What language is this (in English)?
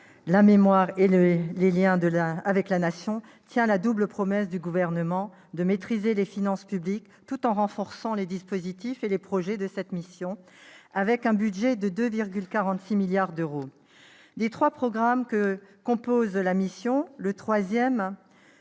French